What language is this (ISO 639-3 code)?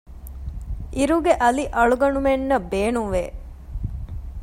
div